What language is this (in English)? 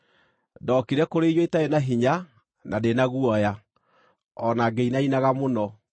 Kikuyu